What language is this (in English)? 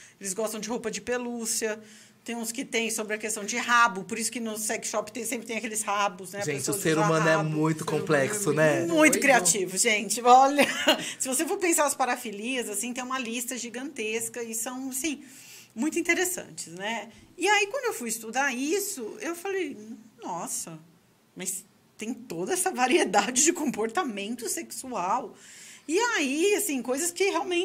Portuguese